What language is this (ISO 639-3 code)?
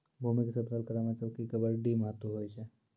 mai